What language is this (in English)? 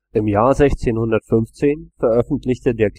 German